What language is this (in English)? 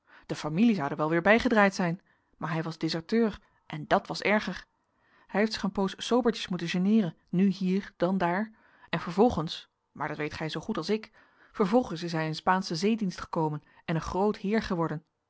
Dutch